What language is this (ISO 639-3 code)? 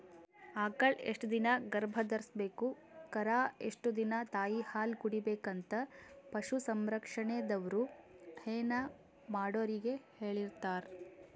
kan